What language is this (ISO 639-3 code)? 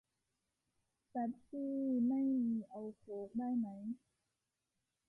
tha